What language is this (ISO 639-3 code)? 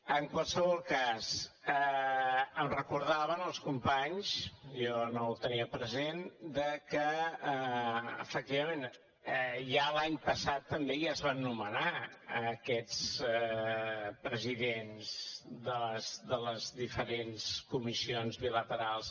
cat